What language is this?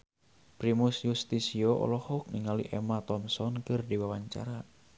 Sundanese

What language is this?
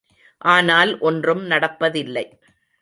Tamil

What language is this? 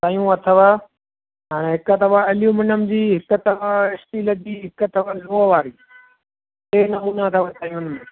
Sindhi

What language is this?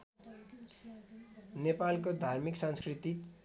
Nepali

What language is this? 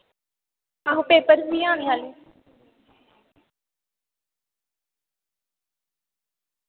Dogri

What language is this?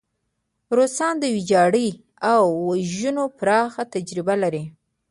Pashto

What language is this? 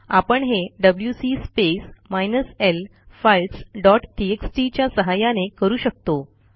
Marathi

